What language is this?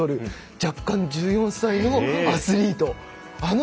Japanese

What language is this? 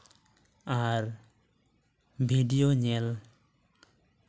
Santali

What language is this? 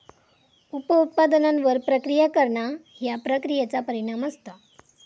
Marathi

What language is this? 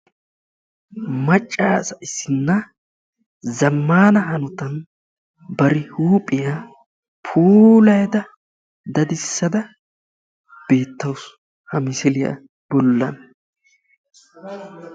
Wolaytta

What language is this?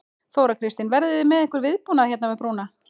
Icelandic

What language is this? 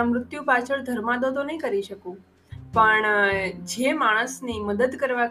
Gujarati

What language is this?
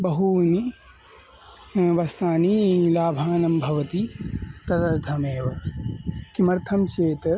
Sanskrit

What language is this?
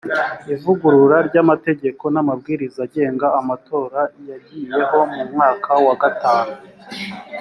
Kinyarwanda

